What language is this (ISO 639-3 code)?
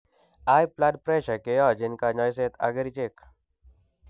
kln